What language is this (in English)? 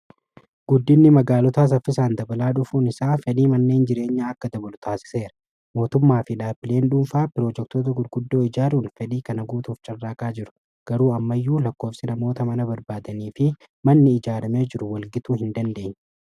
Oromo